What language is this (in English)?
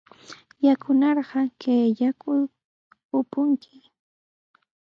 Sihuas Ancash Quechua